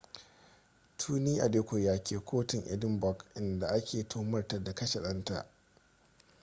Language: Hausa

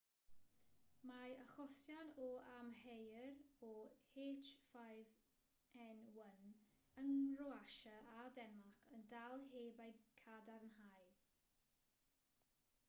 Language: Welsh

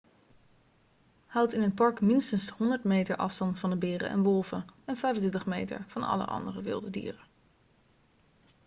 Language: Dutch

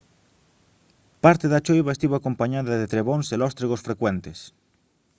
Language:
Galician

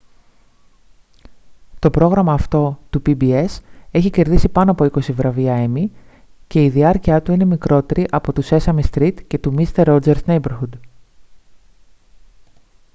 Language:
Greek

